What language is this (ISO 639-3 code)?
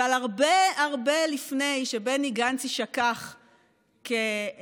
heb